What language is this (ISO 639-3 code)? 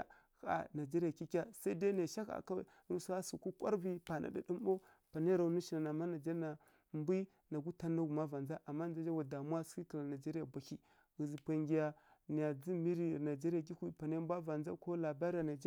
fkk